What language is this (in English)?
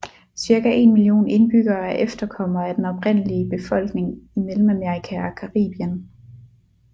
Danish